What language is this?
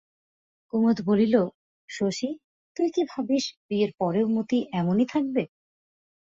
Bangla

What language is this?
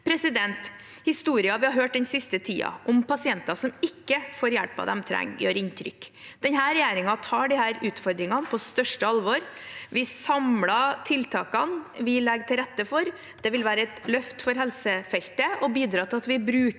Norwegian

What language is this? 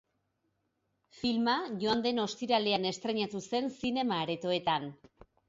Basque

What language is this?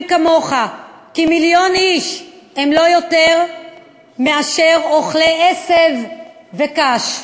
Hebrew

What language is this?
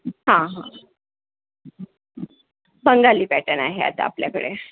Marathi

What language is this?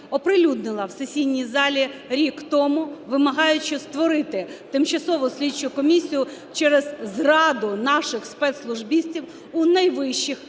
Ukrainian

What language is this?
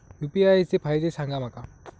Marathi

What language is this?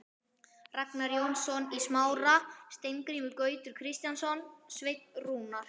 Icelandic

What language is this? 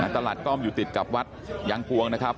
Thai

